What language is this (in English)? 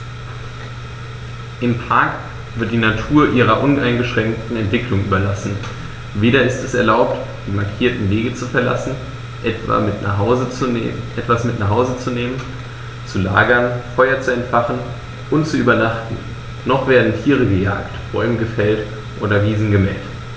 German